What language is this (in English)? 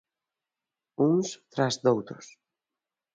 Galician